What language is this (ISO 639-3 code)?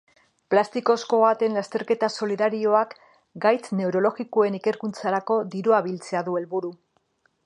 eus